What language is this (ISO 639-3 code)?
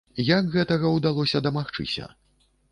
bel